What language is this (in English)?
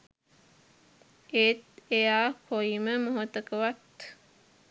Sinhala